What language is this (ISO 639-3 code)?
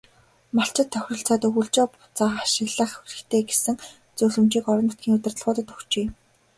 mon